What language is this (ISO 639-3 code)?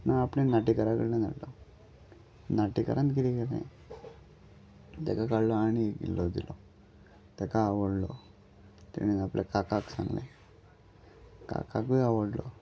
kok